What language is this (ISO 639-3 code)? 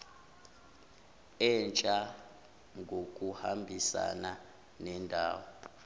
zul